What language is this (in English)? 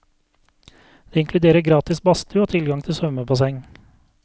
Norwegian